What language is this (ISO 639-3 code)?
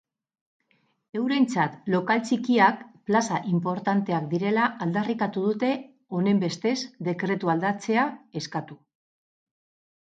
eus